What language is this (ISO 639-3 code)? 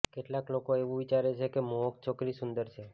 guj